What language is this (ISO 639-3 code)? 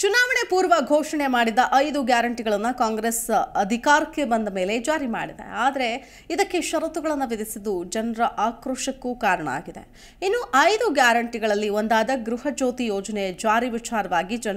ron